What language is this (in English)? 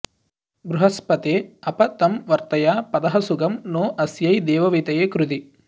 Sanskrit